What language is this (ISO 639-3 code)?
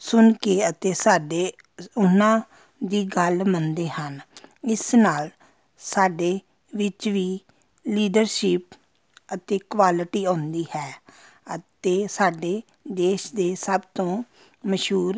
pan